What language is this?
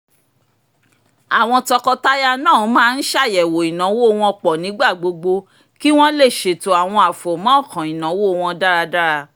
Yoruba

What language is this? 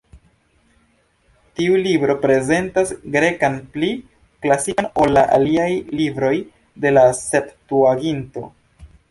Esperanto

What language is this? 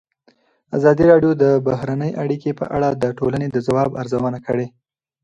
Pashto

